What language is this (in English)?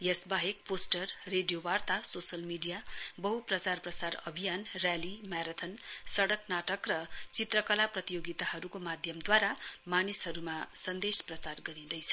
Nepali